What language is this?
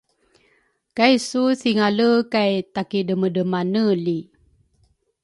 Rukai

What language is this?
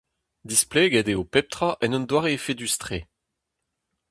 Breton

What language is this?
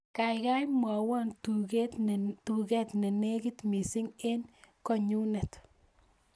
Kalenjin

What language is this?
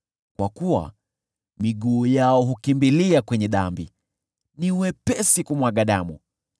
Swahili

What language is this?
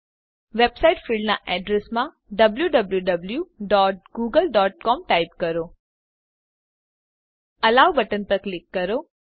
Gujarati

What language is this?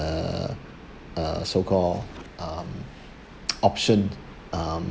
English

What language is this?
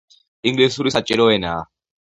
Georgian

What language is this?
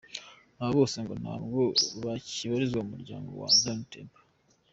Kinyarwanda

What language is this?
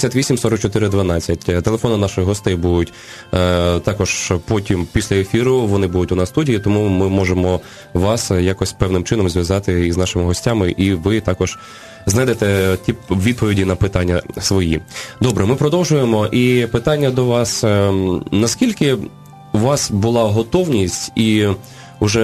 Ukrainian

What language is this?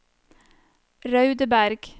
Norwegian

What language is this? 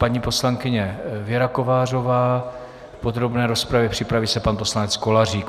Czech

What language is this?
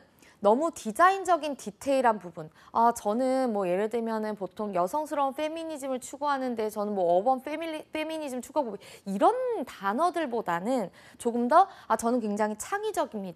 Korean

